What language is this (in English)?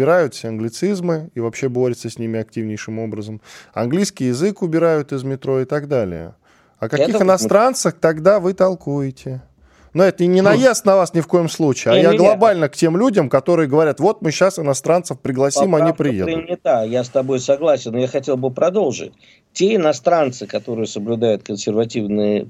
Russian